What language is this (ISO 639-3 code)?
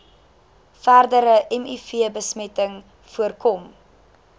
afr